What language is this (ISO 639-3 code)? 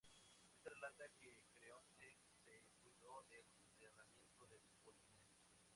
spa